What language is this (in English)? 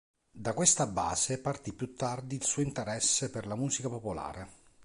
Italian